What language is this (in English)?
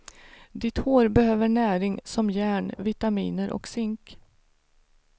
Swedish